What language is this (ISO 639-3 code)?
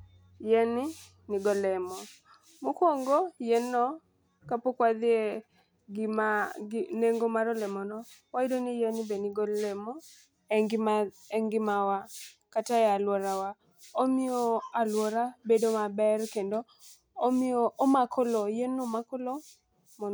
luo